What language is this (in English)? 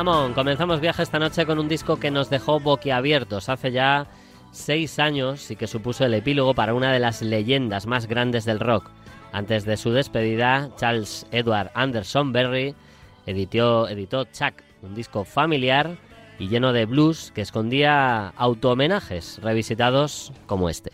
Spanish